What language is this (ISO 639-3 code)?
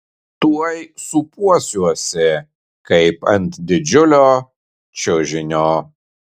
lit